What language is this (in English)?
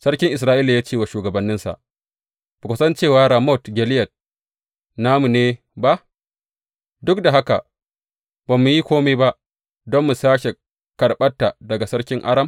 Hausa